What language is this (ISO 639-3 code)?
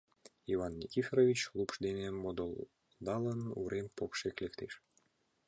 chm